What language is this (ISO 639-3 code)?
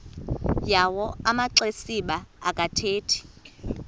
xho